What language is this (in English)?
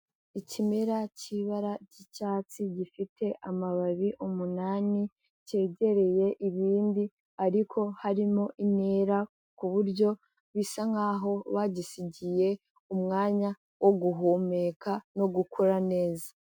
Kinyarwanda